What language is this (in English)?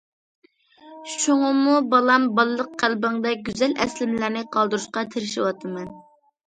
Uyghur